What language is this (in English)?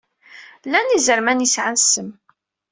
Kabyle